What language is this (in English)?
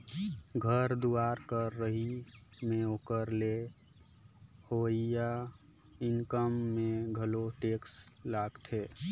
Chhattisgarhi